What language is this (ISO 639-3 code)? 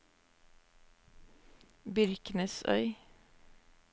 nor